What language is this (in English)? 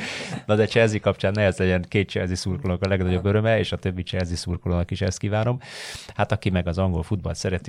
Hungarian